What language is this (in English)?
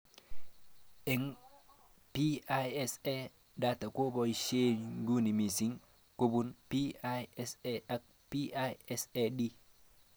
Kalenjin